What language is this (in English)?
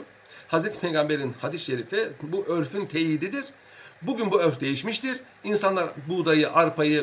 Turkish